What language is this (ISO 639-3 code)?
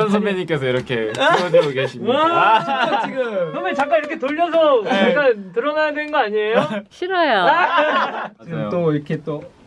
kor